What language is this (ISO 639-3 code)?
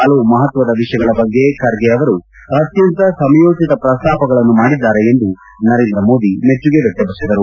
kan